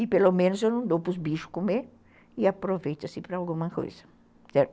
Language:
Portuguese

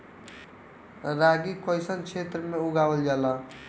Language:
Bhojpuri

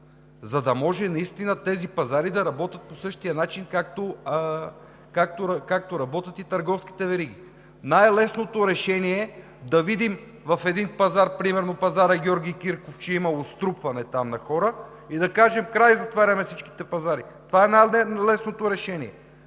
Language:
Bulgarian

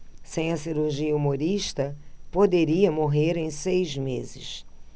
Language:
Portuguese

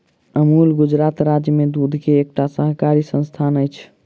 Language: Maithili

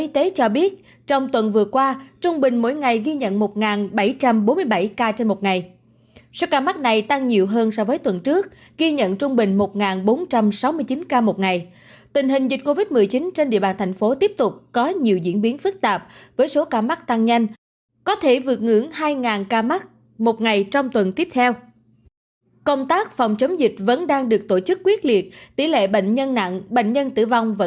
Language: Vietnamese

